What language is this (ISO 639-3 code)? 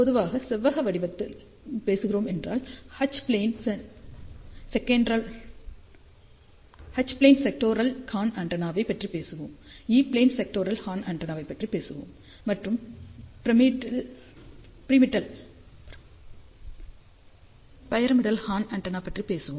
tam